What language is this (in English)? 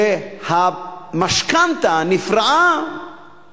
Hebrew